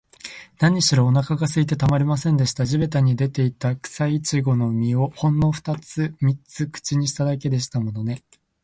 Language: Japanese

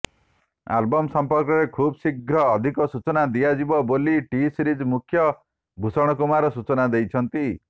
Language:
Odia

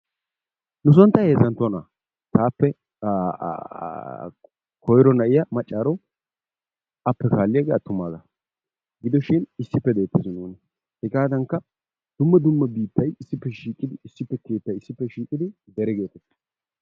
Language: Wolaytta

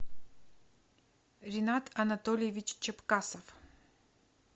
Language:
Russian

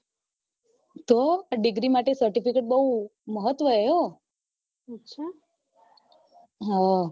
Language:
Gujarati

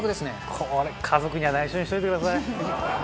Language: Japanese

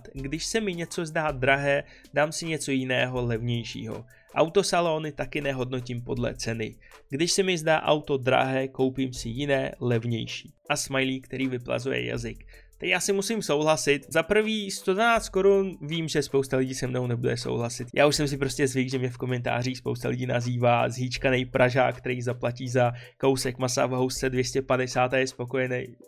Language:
Czech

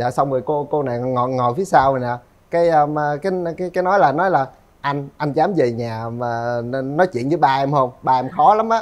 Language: Vietnamese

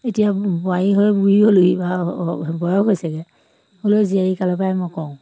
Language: Assamese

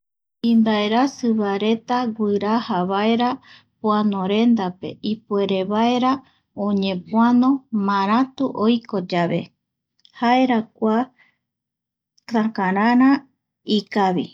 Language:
Eastern Bolivian Guaraní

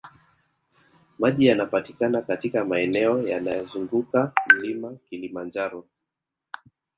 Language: Swahili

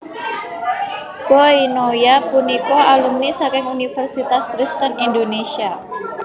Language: Javanese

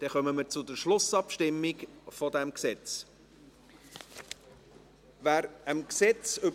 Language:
Swiss German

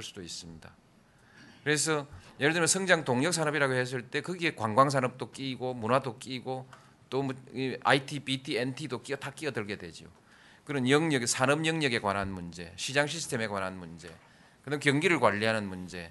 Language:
Korean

